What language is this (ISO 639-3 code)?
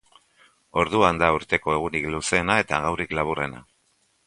eus